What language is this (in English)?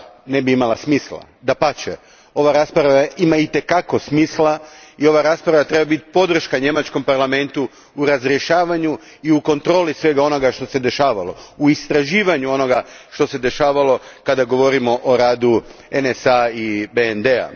Croatian